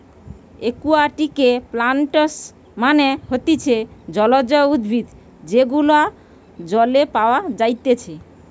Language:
Bangla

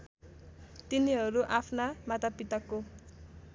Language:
Nepali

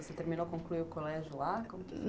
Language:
Portuguese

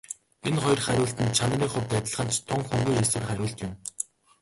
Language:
Mongolian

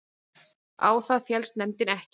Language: Icelandic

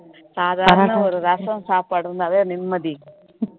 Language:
Tamil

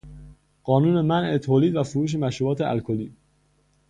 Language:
Persian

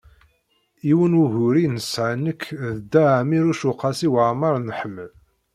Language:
Kabyle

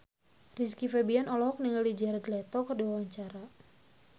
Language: Sundanese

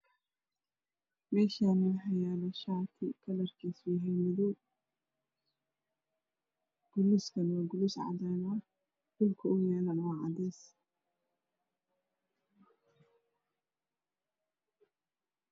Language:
Somali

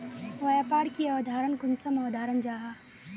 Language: Magahi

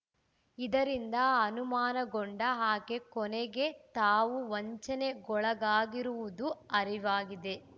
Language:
Kannada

